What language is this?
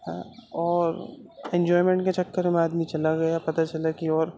Urdu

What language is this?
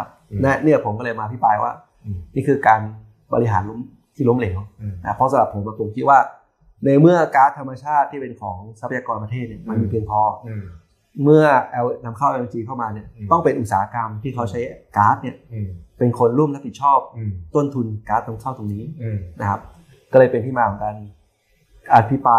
Thai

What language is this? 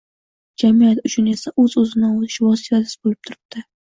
Uzbek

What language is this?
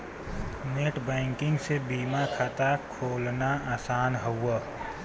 Bhojpuri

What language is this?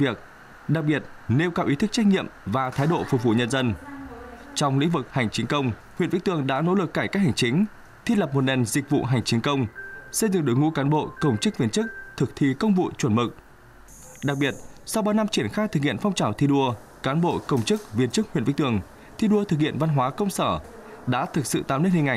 Vietnamese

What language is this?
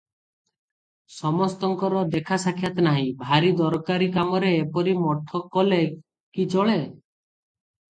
Odia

